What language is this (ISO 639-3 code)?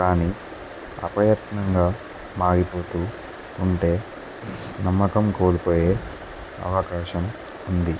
tel